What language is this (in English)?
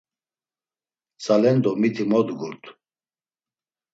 Laz